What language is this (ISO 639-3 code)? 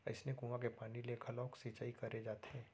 hne